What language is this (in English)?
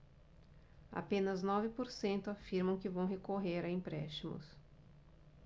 Portuguese